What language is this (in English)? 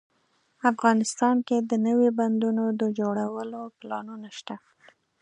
Pashto